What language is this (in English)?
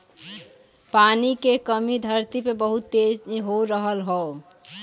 Bhojpuri